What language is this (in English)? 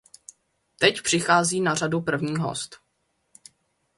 Czech